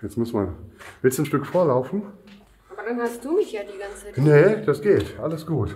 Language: German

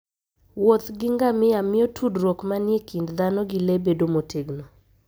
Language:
Luo (Kenya and Tanzania)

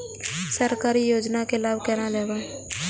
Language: Maithili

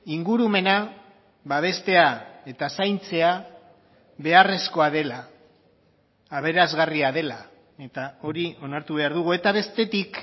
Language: Basque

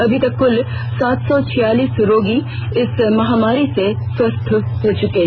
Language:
Hindi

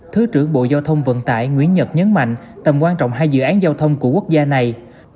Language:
Vietnamese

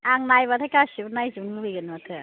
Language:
Bodo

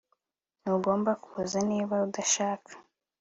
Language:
Kinyarwanda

